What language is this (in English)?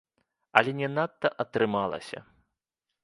Belarusian